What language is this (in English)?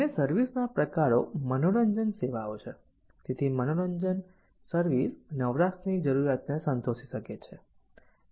Gujarati